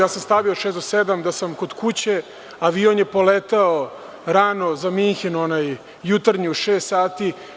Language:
Serbian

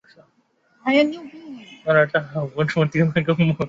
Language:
Chinese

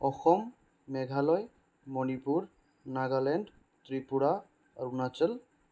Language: Assamese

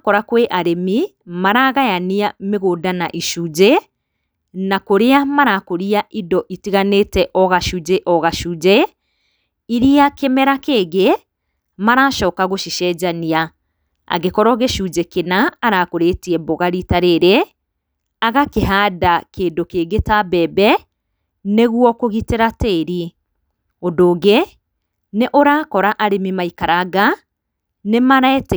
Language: Kikuyu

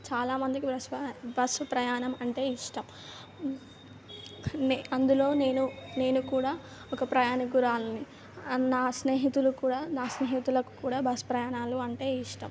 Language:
Telugu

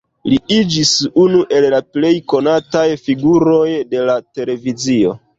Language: Esperanto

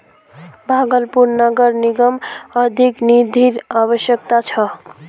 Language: Magahi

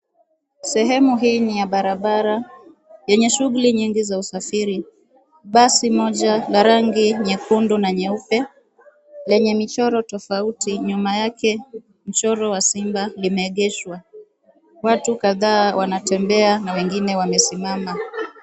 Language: Swahili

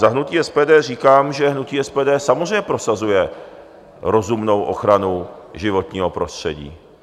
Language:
Czech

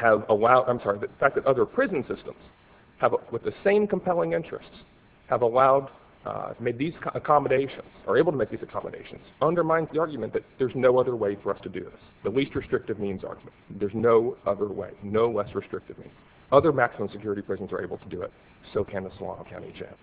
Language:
English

